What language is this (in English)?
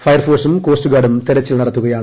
Malayalam